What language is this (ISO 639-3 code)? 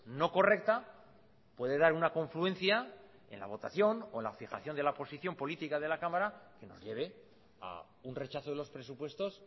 spa